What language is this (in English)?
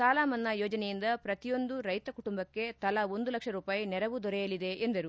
Kannada